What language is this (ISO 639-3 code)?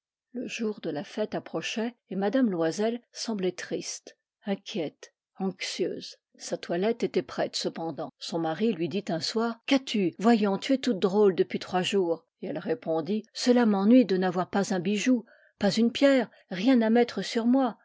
fra